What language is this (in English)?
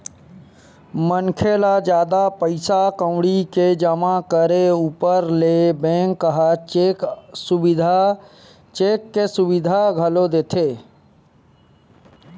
Chhattisgarhi